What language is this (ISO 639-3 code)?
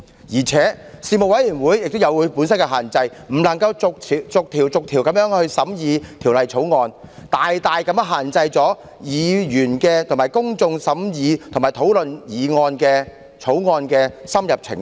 yue